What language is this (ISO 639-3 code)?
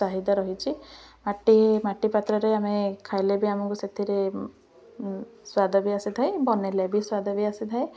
ori